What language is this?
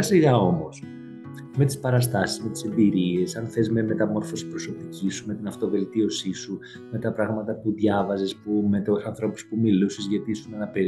Greek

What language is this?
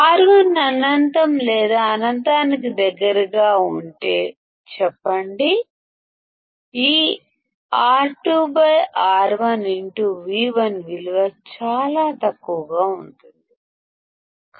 Telugu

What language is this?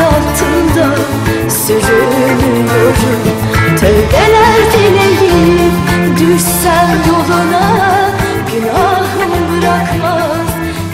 Turkish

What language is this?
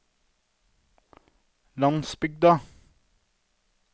Norwegian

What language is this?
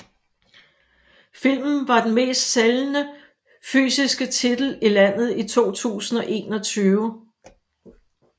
Danish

